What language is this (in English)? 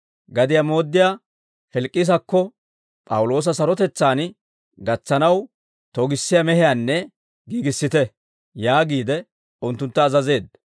Dawro